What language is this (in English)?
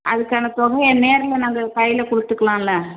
Tamil